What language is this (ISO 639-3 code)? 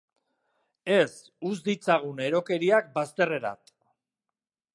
eus